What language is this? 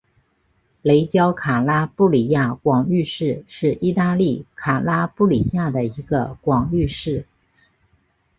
Chinese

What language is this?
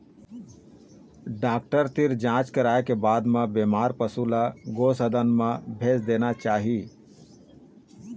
Chhattisgarhi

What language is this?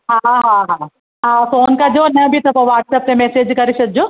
Sindhi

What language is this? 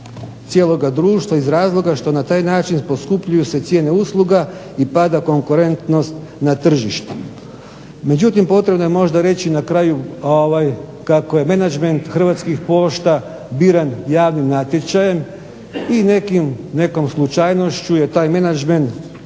Croatian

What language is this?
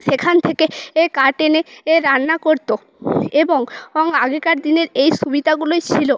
Bangla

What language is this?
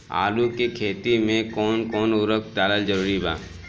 Bhojpuri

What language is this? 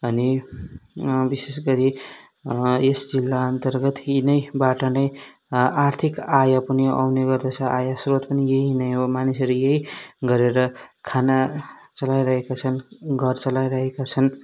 Nepali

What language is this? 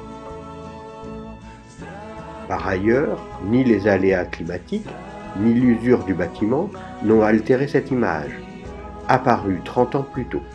French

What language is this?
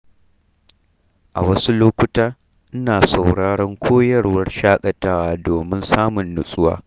Hausa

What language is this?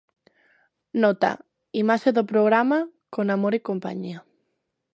Galician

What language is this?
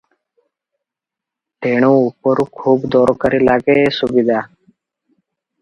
Odia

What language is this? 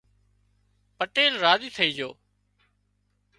Wadiyara Koli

